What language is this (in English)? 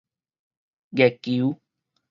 Min Nan Chinese